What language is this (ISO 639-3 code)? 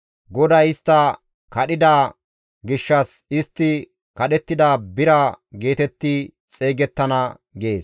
gmv